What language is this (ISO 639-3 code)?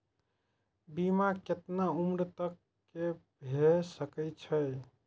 mai